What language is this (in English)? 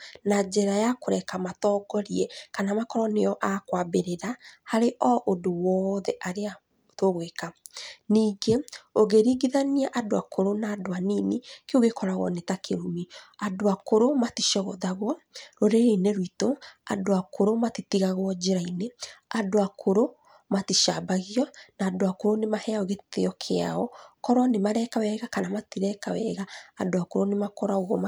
Kikuyu